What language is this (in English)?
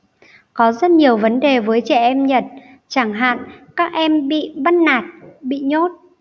Vietnamese